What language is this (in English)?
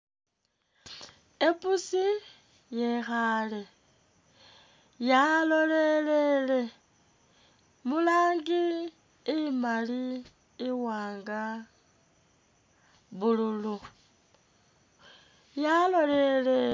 Masaaba